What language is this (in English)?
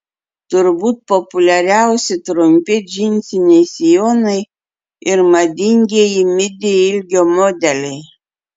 Lithuanian